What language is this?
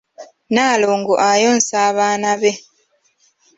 Ganda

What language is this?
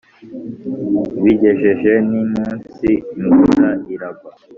Kinyarwanda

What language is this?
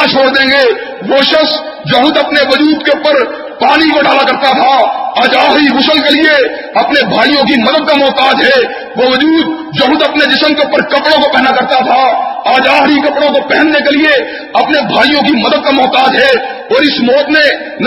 Urdu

